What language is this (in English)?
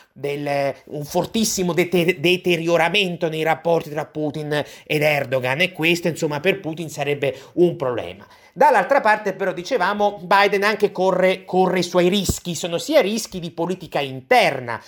Italian